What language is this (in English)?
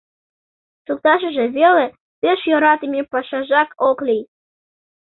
Mari